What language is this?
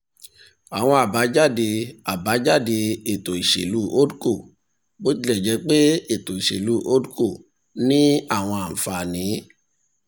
Yoruba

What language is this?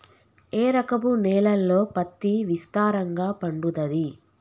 Telugu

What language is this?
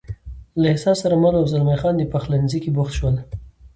Pashto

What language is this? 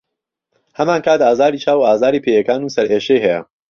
Central Kurdish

